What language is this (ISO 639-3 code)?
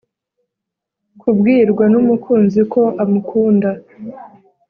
kin